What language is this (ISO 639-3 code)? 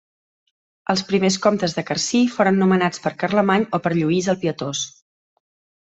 cat